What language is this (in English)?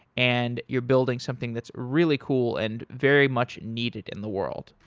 English